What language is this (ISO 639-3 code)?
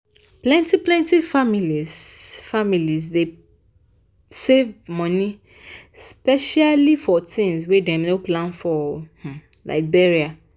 pcm